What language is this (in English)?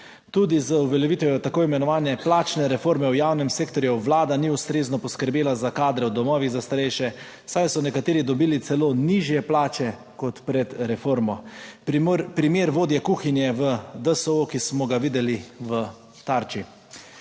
Slovenian